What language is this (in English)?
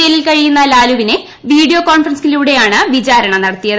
Malayalam